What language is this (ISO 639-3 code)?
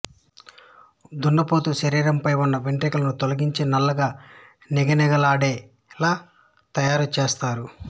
tel